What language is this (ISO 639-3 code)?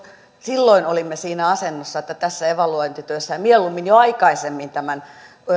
fin